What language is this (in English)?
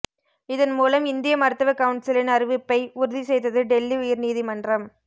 Tamil